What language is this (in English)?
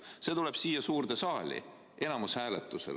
Estonian